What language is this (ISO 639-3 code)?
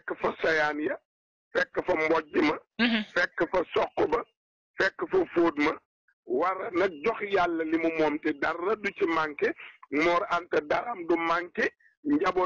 ara